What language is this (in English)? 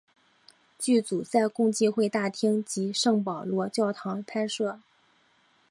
Chinese